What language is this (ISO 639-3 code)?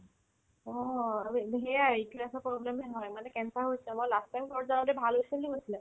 asm